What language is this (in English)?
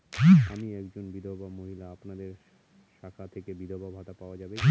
Bangla